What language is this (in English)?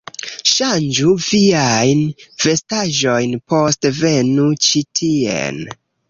Esperanto